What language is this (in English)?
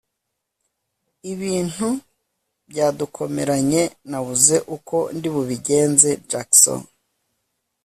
Kinyarwanda